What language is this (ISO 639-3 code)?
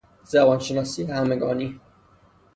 fas